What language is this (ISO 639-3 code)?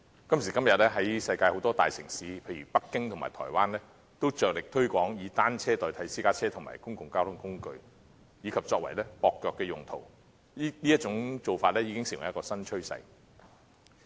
yue